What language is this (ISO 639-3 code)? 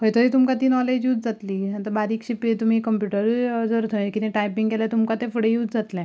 kok